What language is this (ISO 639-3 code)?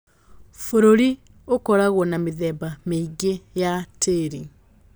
kik